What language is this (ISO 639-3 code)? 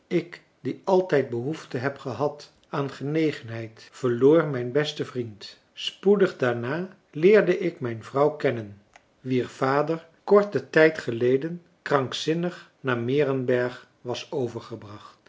nld